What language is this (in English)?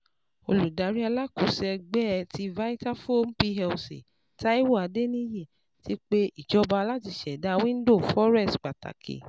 Yoruba